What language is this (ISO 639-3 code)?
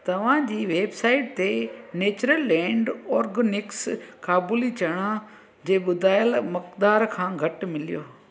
snd